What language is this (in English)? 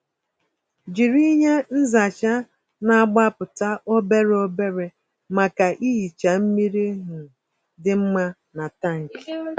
Igbo